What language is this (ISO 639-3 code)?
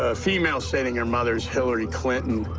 eng